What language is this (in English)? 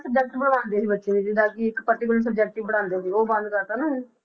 Punjabi